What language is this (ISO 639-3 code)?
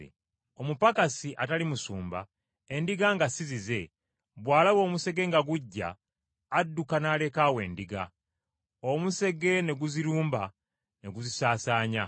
lug